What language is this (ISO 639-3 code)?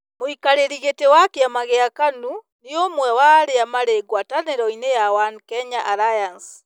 kik